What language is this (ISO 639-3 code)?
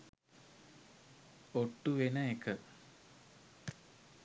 sin